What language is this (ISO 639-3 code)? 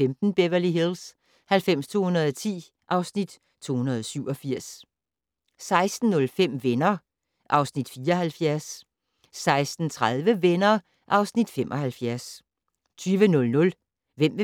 dan